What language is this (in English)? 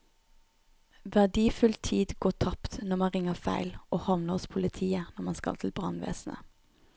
Norwegian